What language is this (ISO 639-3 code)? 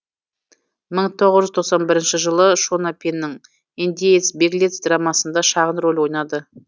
kaz